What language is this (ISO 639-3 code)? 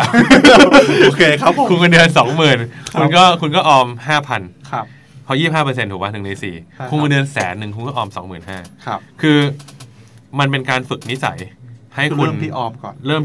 tha